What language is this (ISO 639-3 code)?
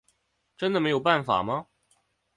zho